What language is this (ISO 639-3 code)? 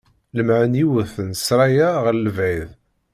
kab